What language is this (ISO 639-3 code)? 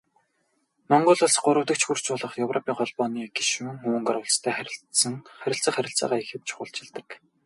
mon